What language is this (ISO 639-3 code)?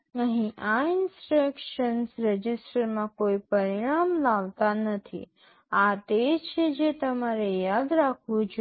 guj